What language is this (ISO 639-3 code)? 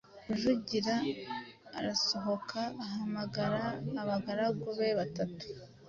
kin